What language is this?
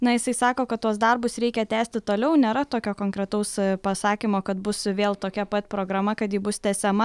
Lithuanian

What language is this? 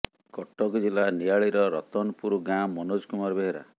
Odia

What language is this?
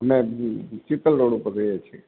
Gujarati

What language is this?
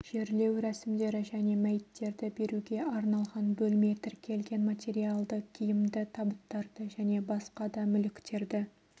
Kazakh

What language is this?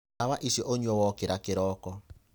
Kikuyu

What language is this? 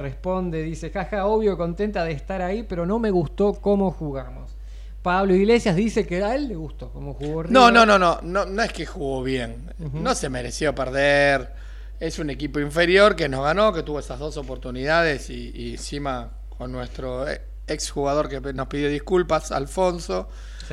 Spanish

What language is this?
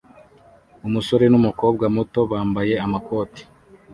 Kinyarwanda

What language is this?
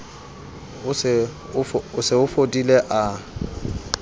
Southern Sotho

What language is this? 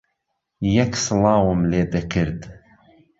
Central Kurdish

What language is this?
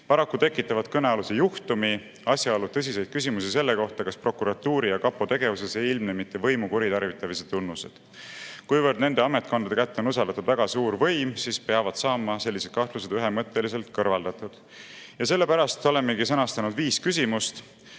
Estonian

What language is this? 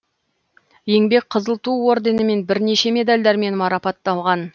Kazakh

